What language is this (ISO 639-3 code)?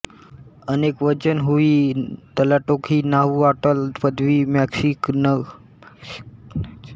mar